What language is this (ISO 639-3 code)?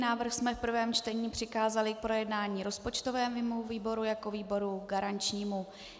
ces